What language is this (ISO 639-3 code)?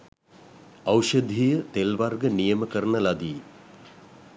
sin